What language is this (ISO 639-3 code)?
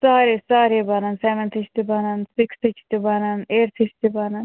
kas